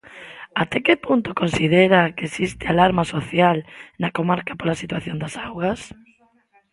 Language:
Galician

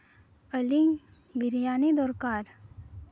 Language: Santali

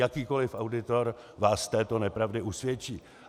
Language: Czech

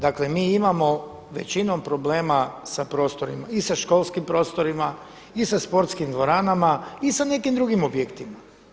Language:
Croatian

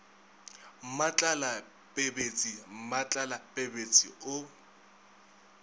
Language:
Northern Sotho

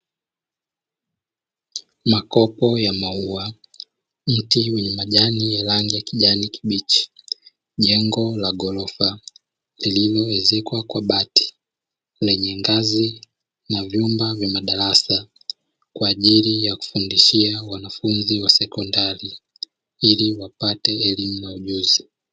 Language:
Swahili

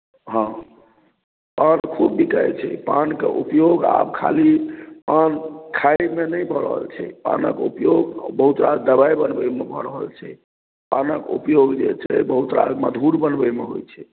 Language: Maithili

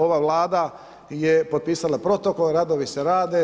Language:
Croatian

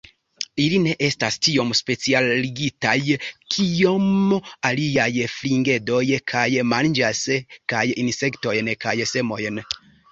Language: Esperanto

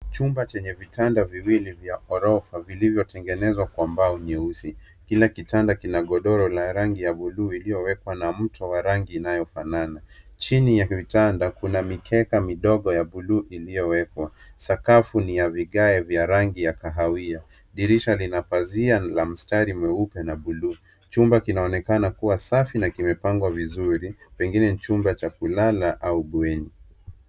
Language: Swahili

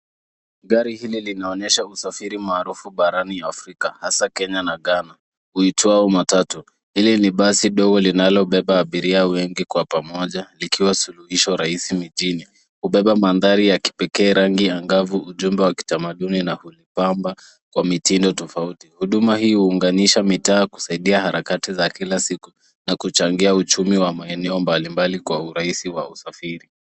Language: Swahili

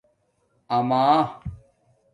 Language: Domaaki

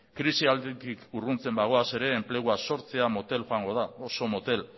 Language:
Basque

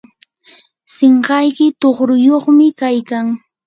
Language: Yanahuanca Pasco Quechua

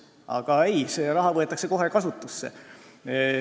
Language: Estonian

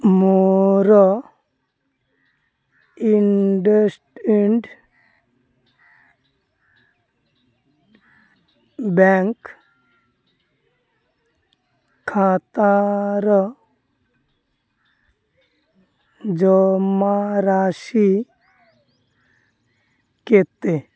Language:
Odia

